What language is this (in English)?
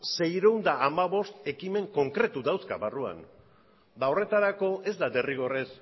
Basque